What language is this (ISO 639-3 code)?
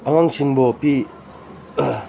mni